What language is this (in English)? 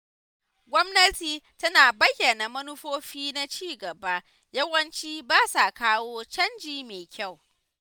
Hausa